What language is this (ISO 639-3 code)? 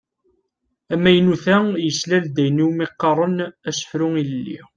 kab